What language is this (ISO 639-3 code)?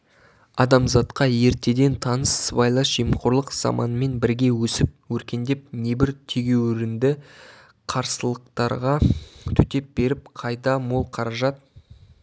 kaz